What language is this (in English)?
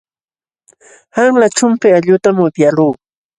Jauja Wanca Quechua